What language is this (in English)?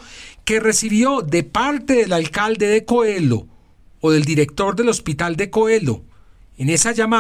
Spanish